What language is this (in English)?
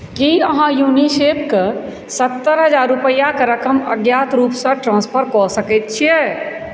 Maithili